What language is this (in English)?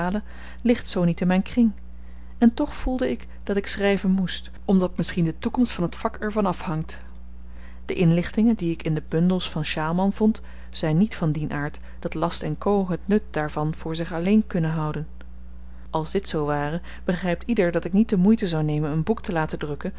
Dutch